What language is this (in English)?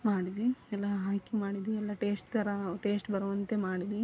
Kannada